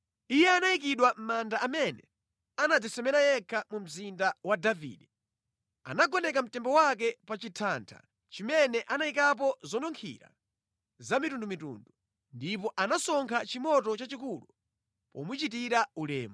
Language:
Nyanja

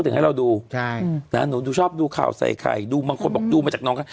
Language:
Thai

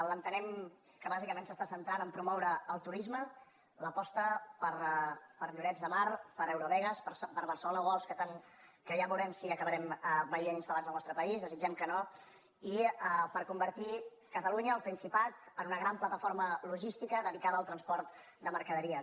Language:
Catalan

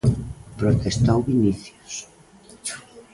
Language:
Galician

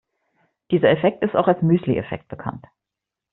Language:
German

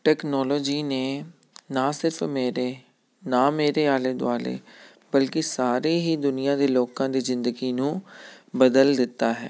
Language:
Punjabi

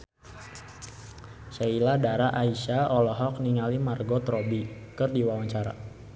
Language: Sundanese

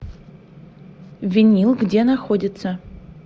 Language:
Russian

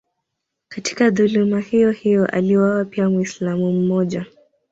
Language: Swahili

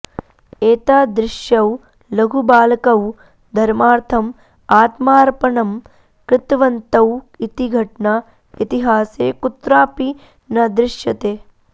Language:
Sanskrit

